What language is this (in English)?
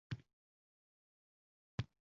Uzbek